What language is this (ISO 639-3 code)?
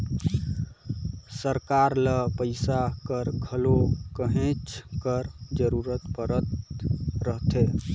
hne